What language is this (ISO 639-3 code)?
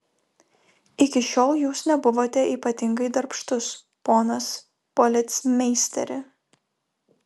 lit